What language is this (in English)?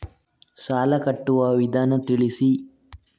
Kannada